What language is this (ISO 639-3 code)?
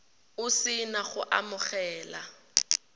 tsn